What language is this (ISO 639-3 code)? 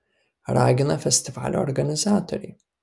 lit